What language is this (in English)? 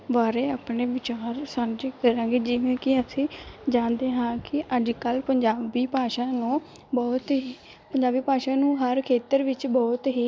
Punjabi